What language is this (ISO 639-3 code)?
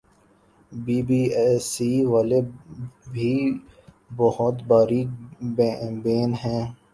urd